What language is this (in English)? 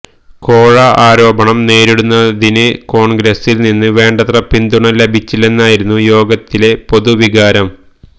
Malayalam